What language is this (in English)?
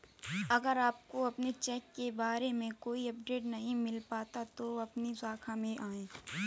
Hindi